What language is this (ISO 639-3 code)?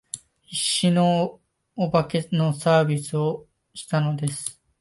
jpn